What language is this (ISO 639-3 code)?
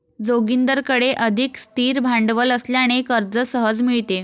mar